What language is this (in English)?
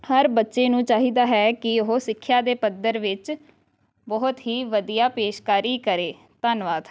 Punjabi